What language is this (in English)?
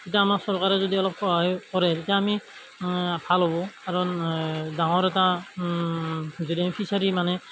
Assamese